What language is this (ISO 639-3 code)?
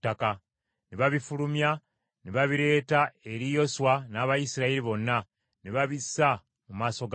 lug